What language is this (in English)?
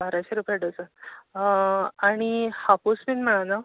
Konkani